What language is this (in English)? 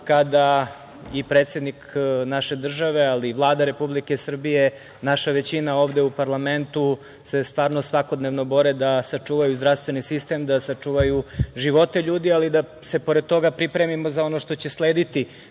Serbian